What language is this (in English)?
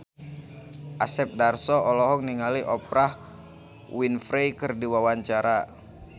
Sundanese